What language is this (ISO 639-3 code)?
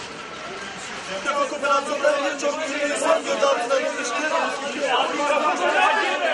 tur